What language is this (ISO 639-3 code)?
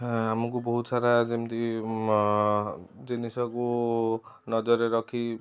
ori